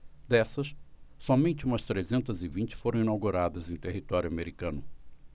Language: Portuguese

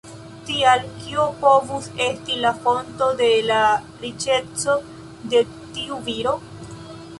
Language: Esperanto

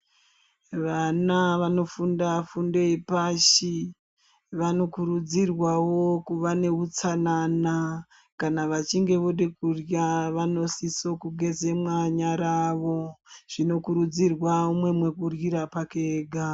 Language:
Ndau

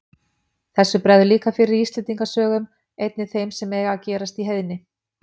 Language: Icelandic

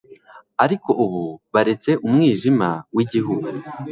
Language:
Kinyarwanda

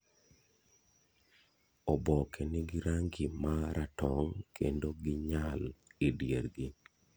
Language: Luo (Kenya and Tanzania)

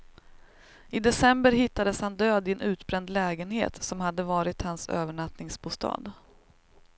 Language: Swedish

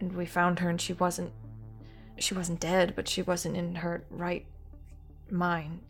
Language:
English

